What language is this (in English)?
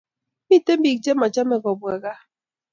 Kalenjin